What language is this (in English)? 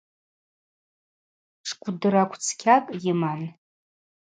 Abaza